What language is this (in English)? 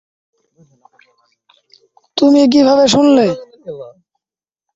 Bangla